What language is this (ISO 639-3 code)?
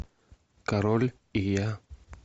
rus